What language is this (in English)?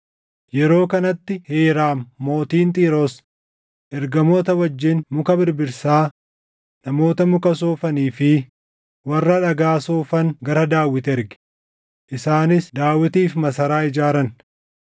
Oromo